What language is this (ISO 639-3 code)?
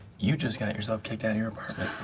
eng